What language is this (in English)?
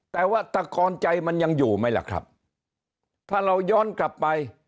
Thai